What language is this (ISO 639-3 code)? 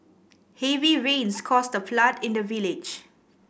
eng